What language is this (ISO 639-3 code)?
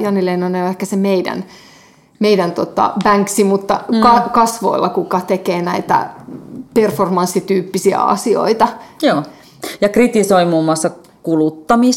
fin